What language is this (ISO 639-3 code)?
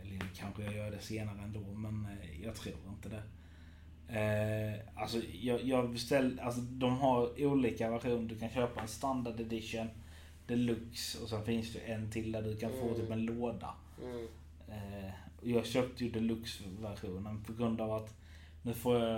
swe